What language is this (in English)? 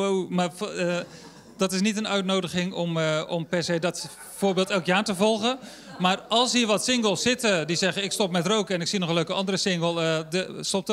Dutch